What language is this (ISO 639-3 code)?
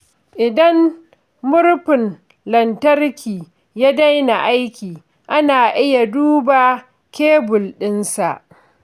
hau